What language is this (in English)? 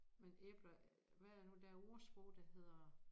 Danish